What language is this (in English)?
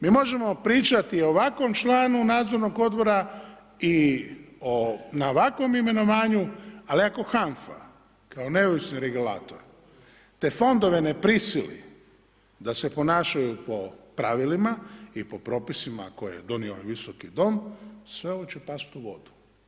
Croatian